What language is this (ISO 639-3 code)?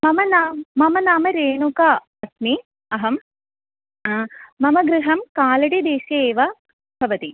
san